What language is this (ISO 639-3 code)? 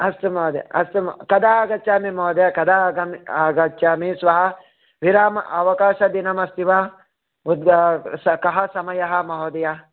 san